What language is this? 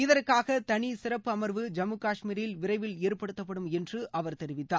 Tamil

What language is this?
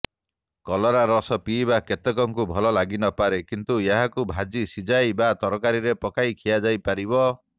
Odia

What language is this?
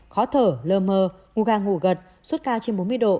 Vietnamese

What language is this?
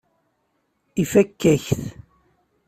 Kabyle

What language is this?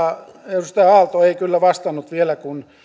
Finnish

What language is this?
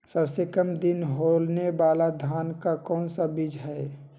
Magahi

